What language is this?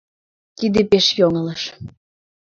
Mari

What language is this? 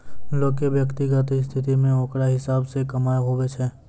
Maithili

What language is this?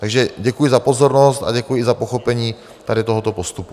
Czech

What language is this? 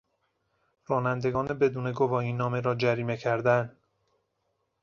Persian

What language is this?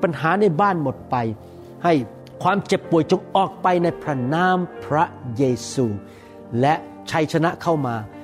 Thai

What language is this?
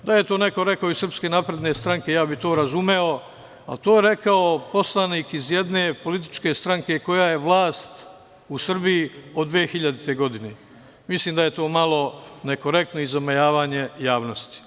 Serbian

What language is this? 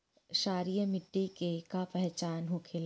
Bhojpuri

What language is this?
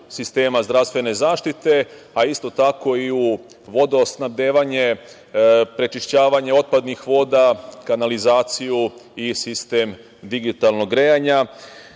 Serbian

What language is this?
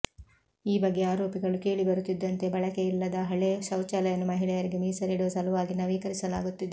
Kannada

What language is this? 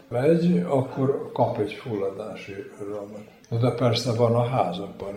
Hungarian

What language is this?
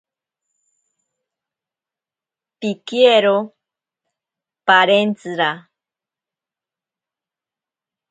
Ashéninka Perené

